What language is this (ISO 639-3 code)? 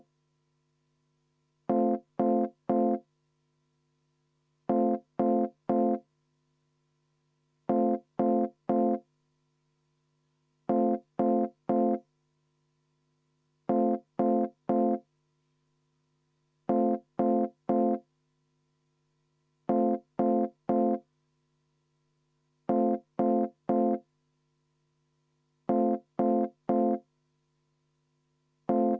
est